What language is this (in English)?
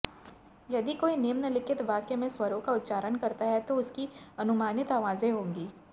Hindi